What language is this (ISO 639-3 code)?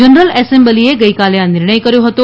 guj